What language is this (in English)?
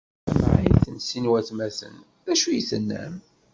Kabyle